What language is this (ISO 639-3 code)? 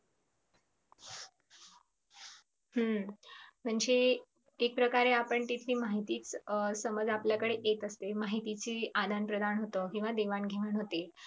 mar